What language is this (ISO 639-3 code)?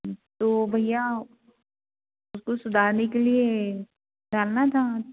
hin